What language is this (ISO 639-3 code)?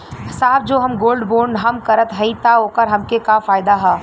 bho